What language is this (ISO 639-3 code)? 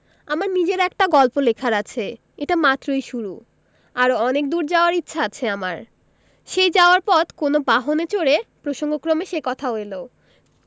ben